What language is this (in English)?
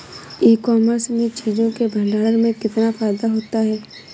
Hindi